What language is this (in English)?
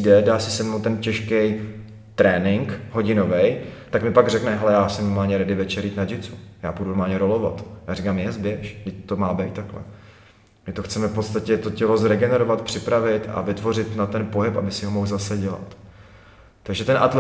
Czech